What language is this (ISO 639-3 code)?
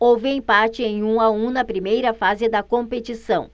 por